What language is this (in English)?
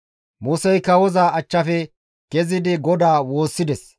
Gamo